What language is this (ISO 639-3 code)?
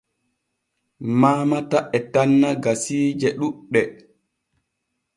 fue